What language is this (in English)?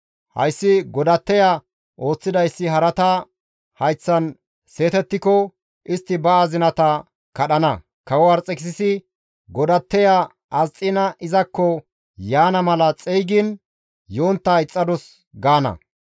Gamo